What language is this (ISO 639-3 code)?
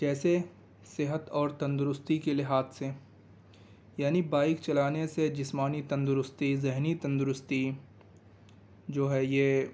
urd